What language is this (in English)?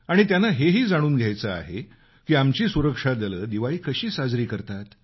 Marathi